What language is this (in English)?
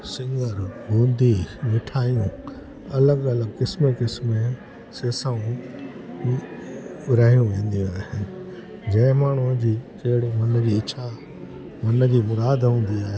Sindhi